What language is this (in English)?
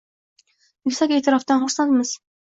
Uzbek